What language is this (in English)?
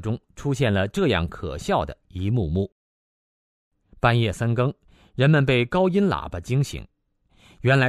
Chinese